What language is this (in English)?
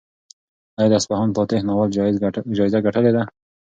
Pashto